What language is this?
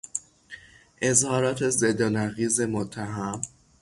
Persian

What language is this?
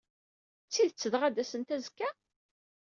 Kabyle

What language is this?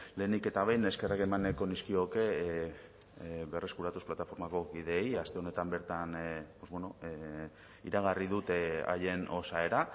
Basque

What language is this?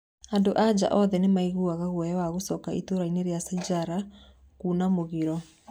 Kikuyu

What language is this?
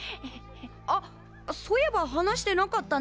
Japanese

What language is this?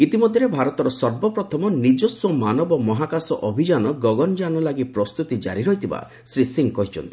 Odia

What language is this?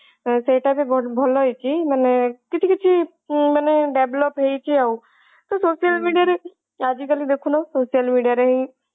Odia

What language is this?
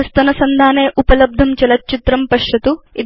Sanskrit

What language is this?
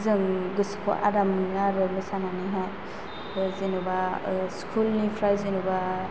Bodo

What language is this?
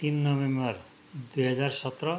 Nepali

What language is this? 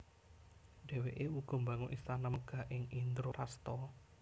Javanese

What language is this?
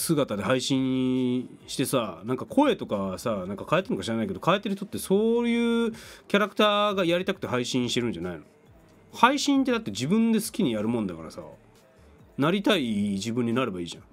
Japanese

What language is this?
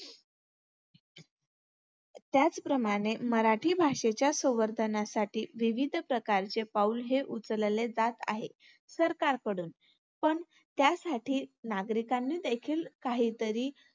Marathi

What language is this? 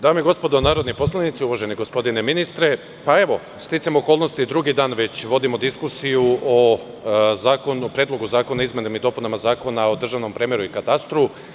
Serbian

